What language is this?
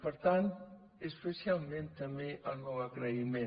Catalan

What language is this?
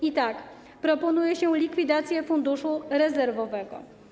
Polish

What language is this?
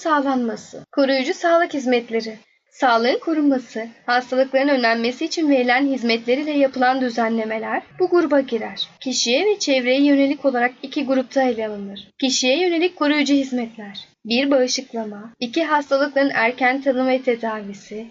Turkish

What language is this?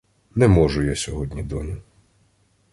Ukrainian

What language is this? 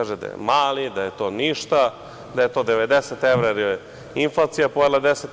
Serbian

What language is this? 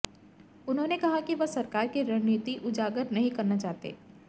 Hindi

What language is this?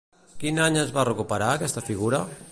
Catalan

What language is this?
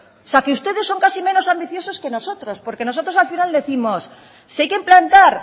Spanish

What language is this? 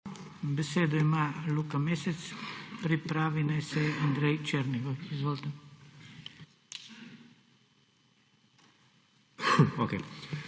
Slovenian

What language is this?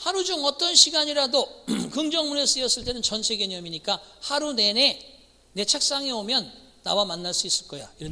Korean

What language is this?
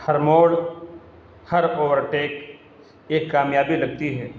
Urdu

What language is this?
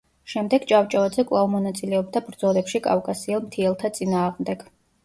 Georgian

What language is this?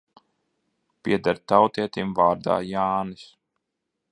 Latvian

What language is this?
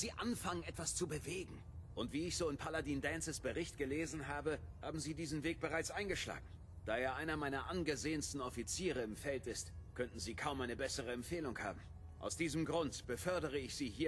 German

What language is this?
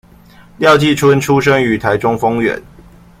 Chinese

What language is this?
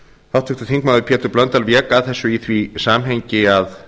Icelandic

